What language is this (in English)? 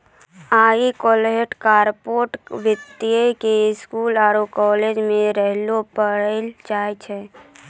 Maithili